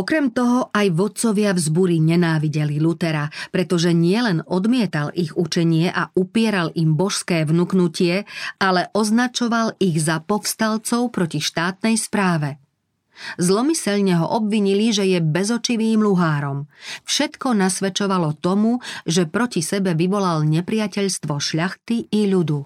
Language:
Slovak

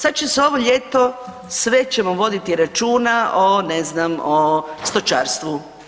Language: Croatian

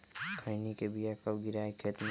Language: Magahi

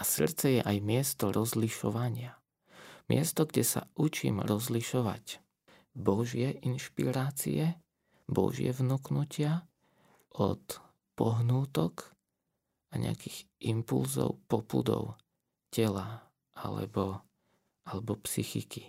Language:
Slovak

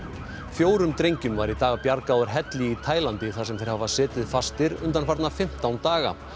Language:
Icelandic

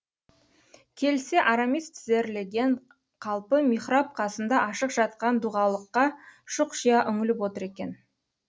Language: Kazakh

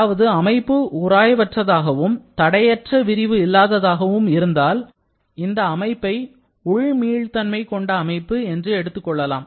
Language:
Tamil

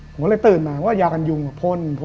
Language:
Thai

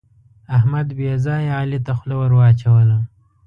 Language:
Pashto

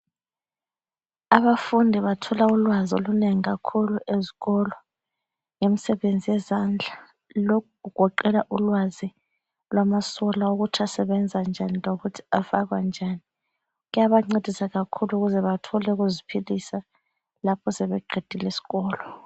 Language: North Ndebele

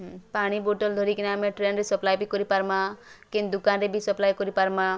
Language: Odia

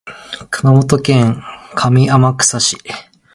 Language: Japanese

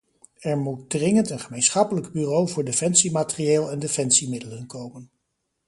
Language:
Dutch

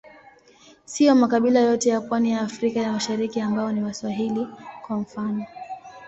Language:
Swahili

